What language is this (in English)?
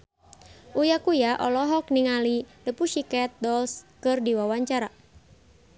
Sundanese